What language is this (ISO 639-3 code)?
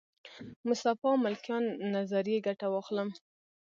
pus